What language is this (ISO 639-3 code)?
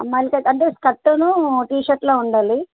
tel